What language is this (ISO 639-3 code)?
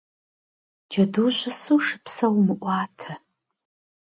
kbd